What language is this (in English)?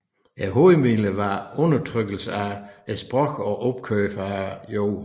Danish